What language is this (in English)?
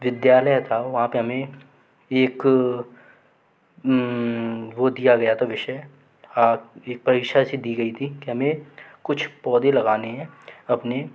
Hindi